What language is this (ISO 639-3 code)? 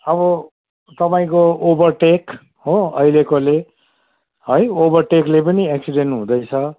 nep